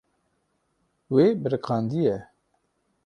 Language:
Kurdish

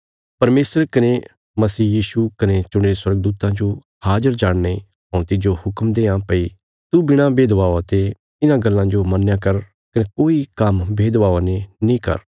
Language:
Bilaspuri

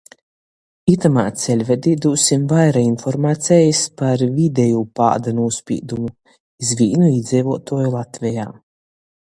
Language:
Latgalian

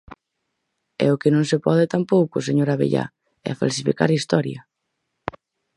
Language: Galician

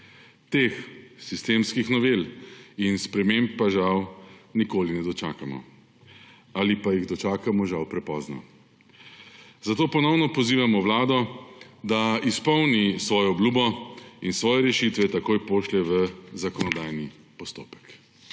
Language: Slovenian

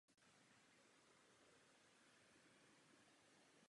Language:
Czech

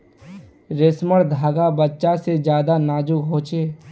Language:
Magahi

